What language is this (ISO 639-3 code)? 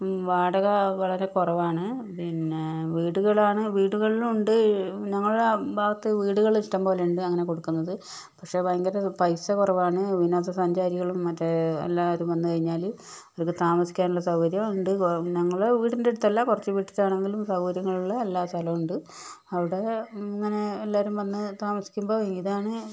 mal